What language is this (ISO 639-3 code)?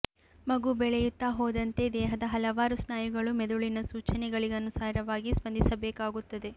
kan